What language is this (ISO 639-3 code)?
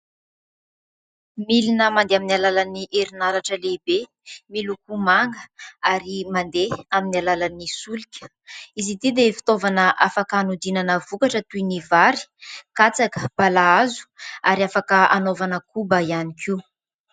mlg